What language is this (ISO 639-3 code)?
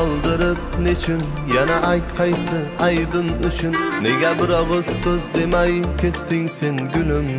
tur